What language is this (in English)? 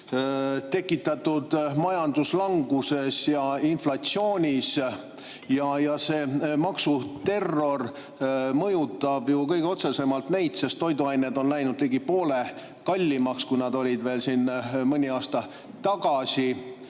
Estonian